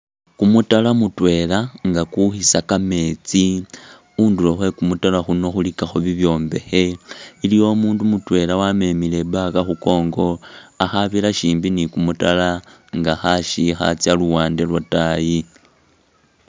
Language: Masaaba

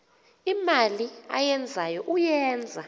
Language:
Xhosa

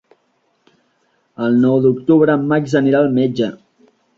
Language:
Catalan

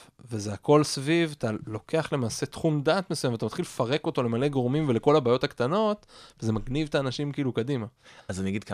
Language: Hebrew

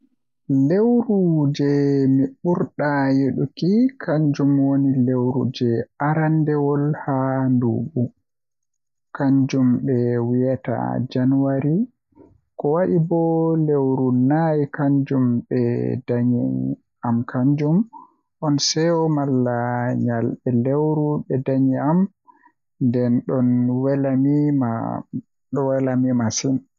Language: Western Niger Fulfulde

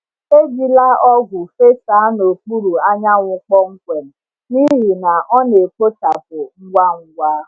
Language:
Igbo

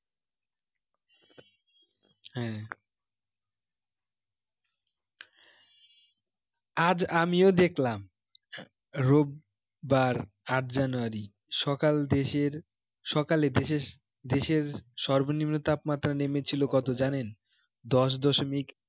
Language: Bangla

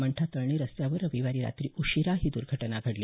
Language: Marathi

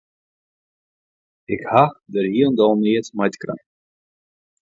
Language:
Western Frisian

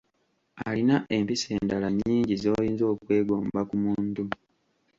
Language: Ganda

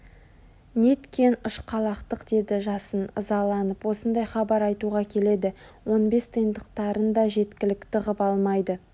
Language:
Kazakh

